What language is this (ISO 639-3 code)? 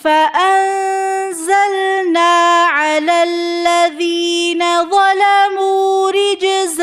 ara